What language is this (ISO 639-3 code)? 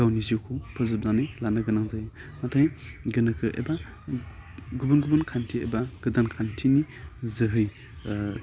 brx